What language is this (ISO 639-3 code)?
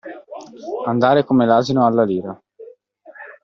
ita